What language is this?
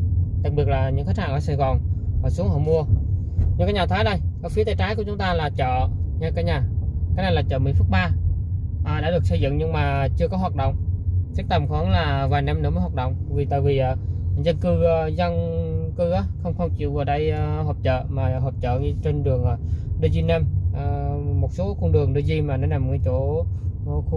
Vietnamese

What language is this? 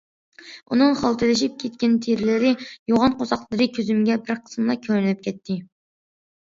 Uyghur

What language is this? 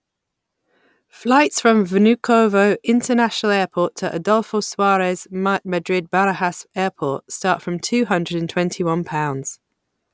English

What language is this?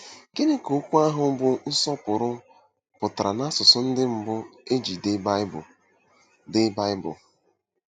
Igbo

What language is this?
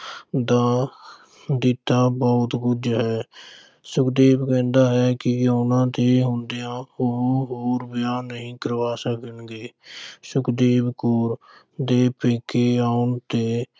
Punjabi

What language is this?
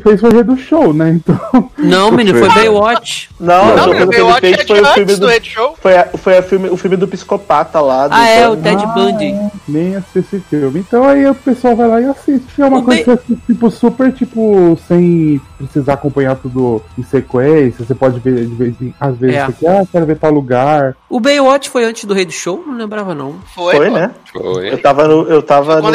Portuguese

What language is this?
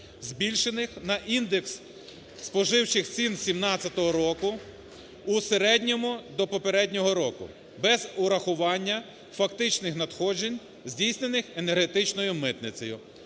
Ukrainian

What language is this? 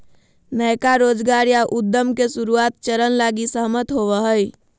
Magahi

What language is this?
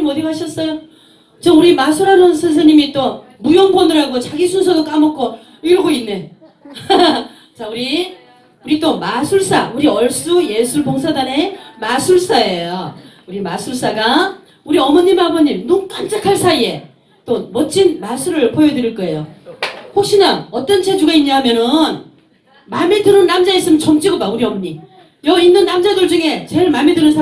Korean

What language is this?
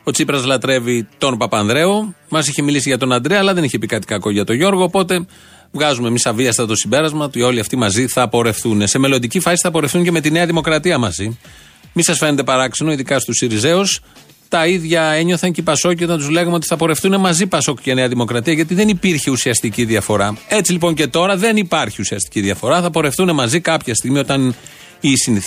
Greek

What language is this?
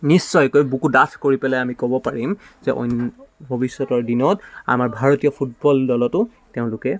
Assamese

